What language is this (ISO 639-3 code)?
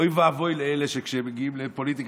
heb